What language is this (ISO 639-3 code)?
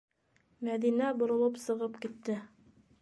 bak